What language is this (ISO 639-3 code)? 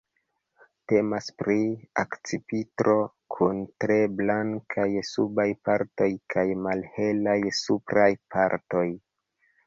epo